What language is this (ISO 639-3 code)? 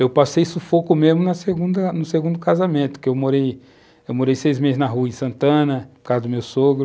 por